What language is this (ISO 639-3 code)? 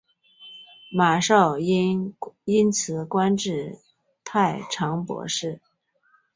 zho